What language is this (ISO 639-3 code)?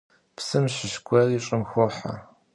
kbd